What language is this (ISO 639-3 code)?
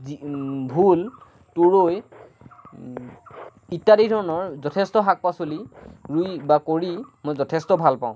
asm